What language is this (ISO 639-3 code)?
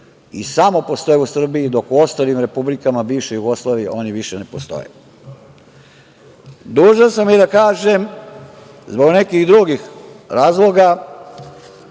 srp